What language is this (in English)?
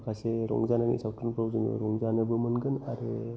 Bodo